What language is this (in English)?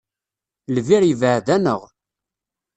Kabyle